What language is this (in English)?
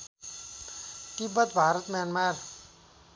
Nepali